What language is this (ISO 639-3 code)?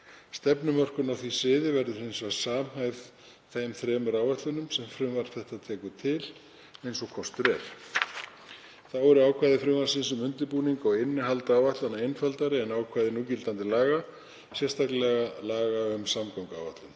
isl